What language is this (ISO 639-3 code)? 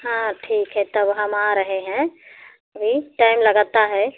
hin